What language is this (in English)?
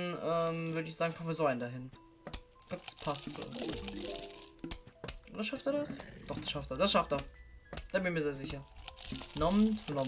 German